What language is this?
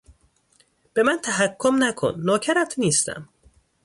Persian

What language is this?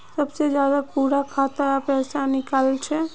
Magahi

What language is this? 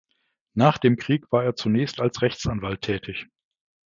German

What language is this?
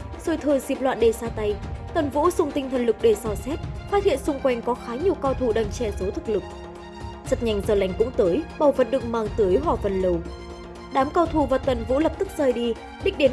Vietnamese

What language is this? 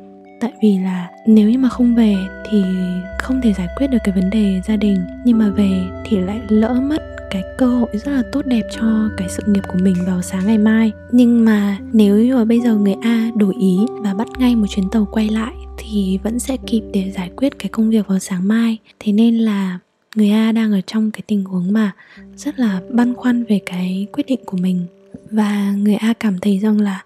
Vietnamese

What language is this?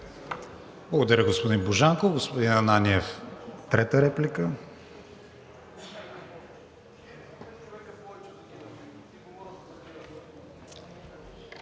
Bulgarian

